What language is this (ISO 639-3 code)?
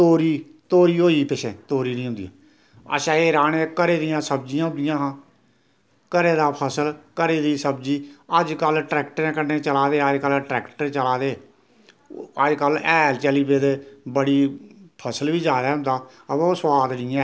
doi